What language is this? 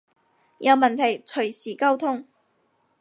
Cantonese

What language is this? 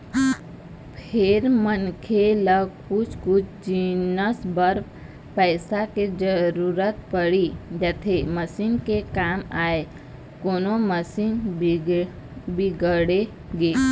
Chhattisgarhi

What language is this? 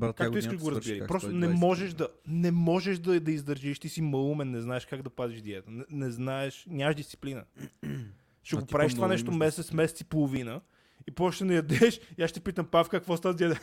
Bulgarian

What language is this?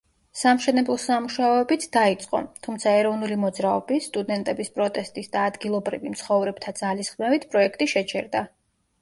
Georgian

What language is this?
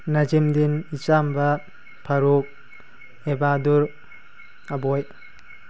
Manipuri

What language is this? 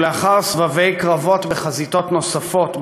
Hebrew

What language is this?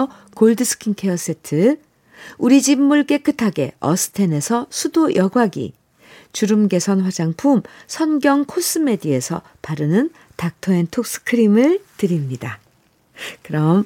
Korean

